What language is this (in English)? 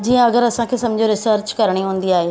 Sindhi